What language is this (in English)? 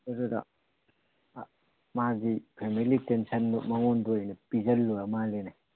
Manipuri